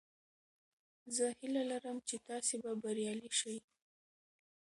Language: Pashto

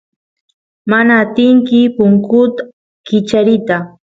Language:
Santiago del Estero Quichua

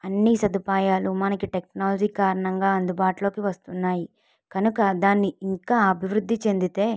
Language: Telugu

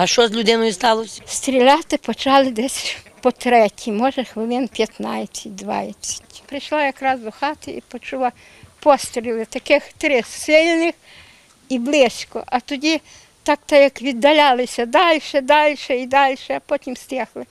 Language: Ukrainian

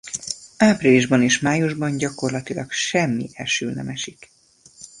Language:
Hungarian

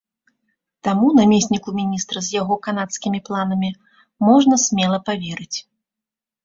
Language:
Belarusian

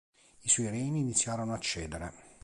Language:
Italian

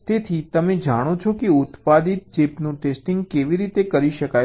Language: Gujarati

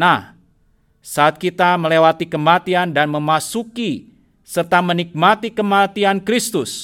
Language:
Indonesian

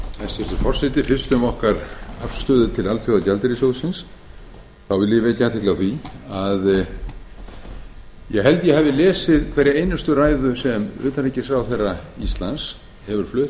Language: Icelandic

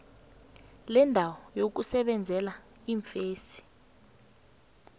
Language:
South Ndebele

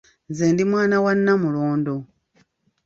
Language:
Ganda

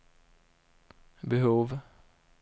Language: Swedish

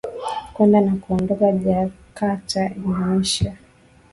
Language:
Swahili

